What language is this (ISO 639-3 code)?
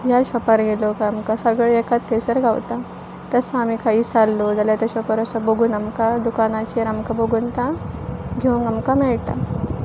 kok